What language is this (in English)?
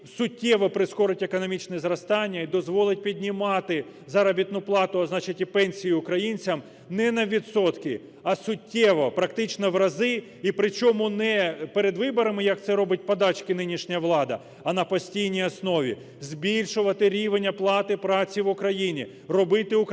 Ukrainian